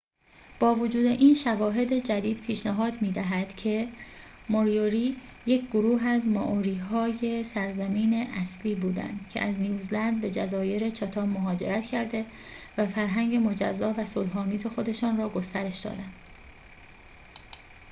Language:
Persian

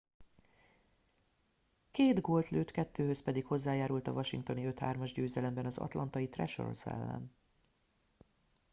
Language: Hungarian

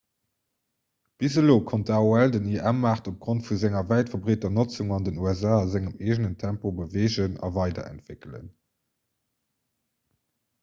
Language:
Luxembourgish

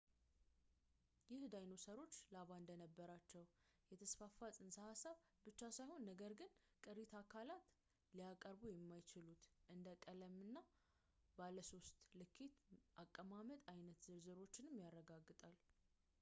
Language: Amharic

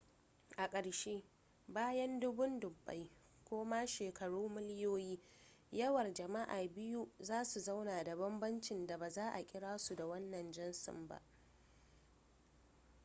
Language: Hausa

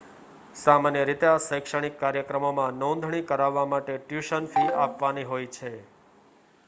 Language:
Gujarati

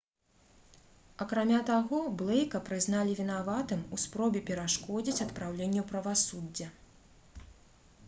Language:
Belarusian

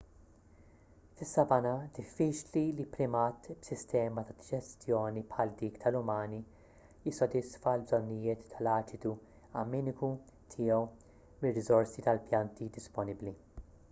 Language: Maltese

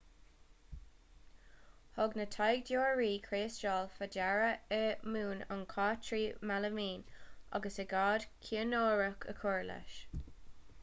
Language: Irish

